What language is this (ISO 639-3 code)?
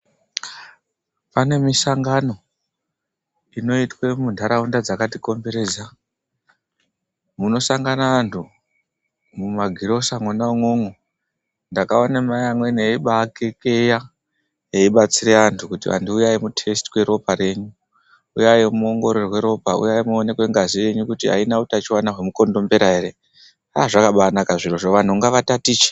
ndc